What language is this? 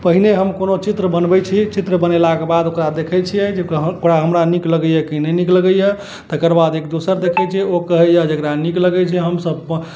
Maithili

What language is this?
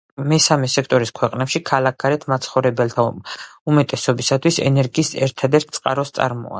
Georgian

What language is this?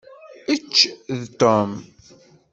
Kabyle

